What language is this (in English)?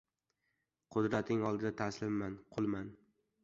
Uzbek